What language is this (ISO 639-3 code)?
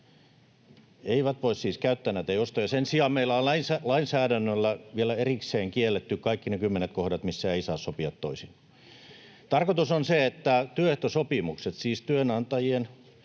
fin